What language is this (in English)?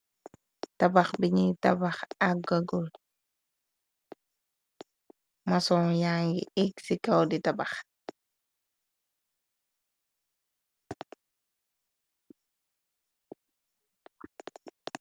Wolof